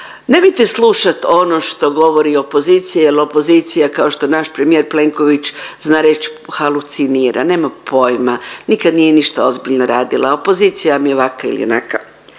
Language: Croatian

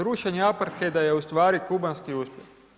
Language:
Croatian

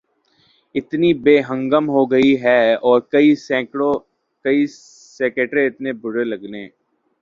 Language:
Urdu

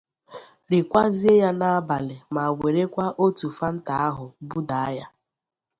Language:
Igbo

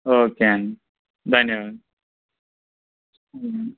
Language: Telugu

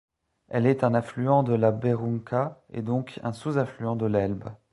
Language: French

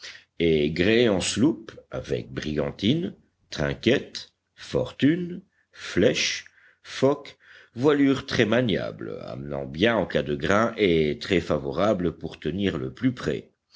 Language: French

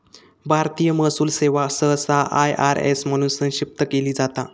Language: Marathi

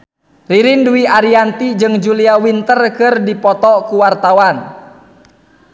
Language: Sundanese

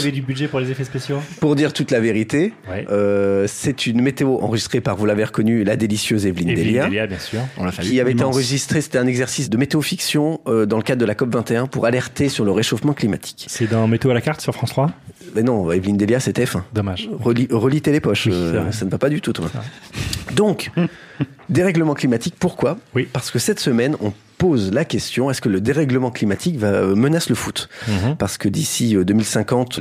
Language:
French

